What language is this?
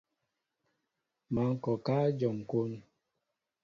Mbo (Cameroon)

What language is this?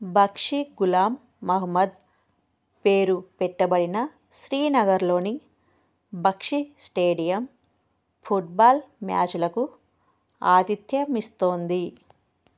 Telugu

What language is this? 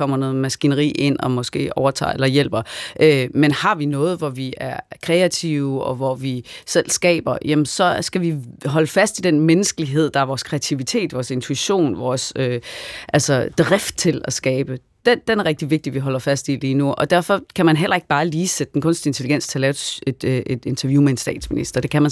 Danish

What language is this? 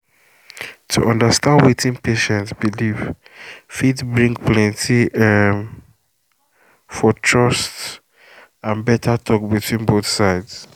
Nigerian Pidgin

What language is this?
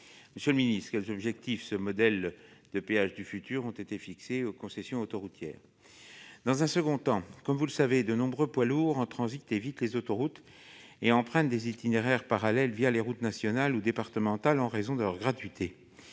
French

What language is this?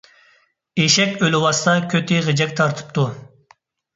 Uyghur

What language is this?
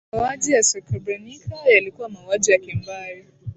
Swahili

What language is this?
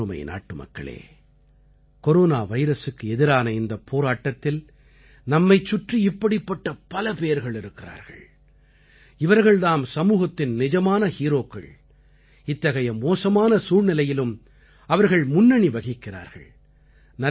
Tamil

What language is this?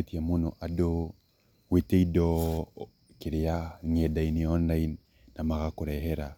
Kikuyu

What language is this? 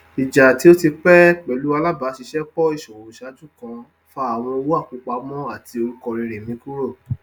Yoruba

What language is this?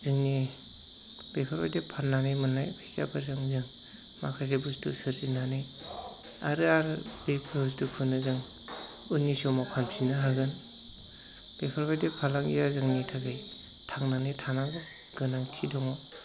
Bodo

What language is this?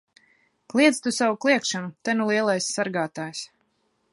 Latvian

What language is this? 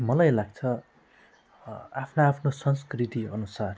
Nepali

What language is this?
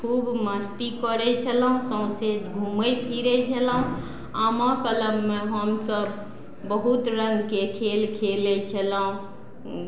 Maithili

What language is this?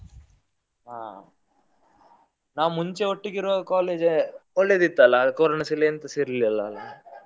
Kannada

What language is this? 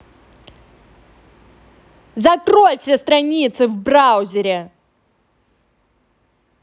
Russian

